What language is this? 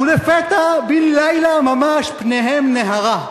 Hebrew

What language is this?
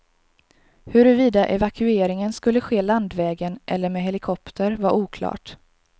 Swedish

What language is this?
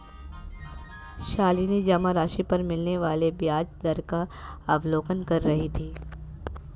Hindi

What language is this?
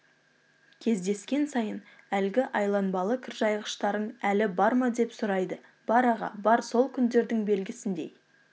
Kazakh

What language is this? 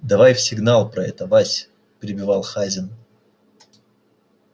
Russian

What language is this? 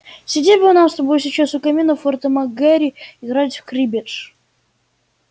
Russian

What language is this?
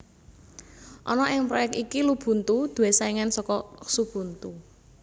Javanese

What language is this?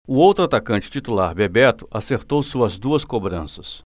Portuguese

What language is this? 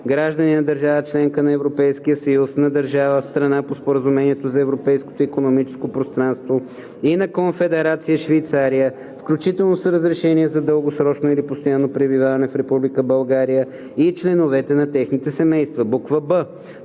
Bulgarian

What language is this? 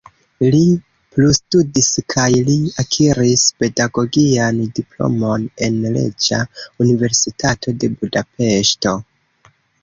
Esperanto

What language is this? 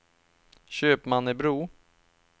Swedish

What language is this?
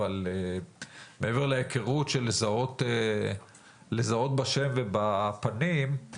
Hebrew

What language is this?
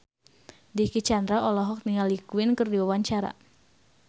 Sundanese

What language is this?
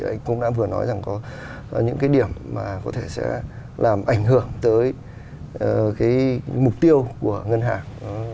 Vietnamese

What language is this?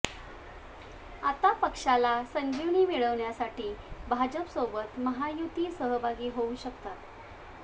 Marathi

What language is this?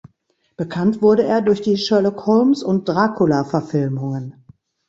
German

